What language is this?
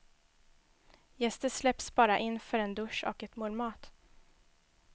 Swedish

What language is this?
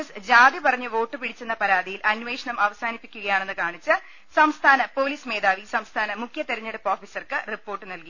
Malayalam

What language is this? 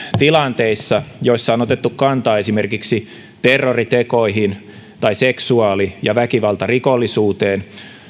Finnish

